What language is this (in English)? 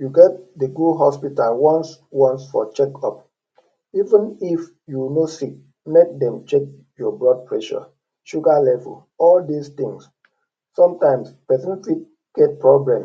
Nigerian Pidgin